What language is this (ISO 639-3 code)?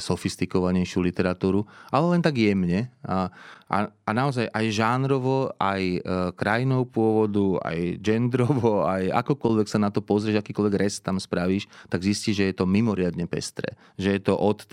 slk